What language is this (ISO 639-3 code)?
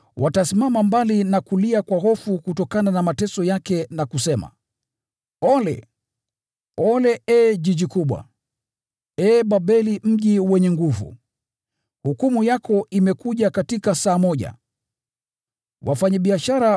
swa